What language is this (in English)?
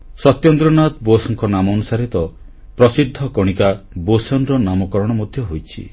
Odia